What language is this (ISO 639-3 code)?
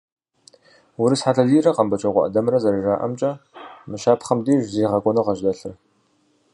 kbd